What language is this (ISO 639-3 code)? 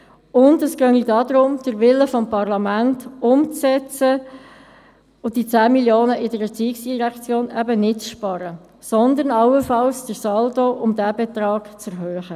gsw